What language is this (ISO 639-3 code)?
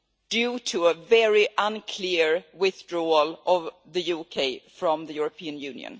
eng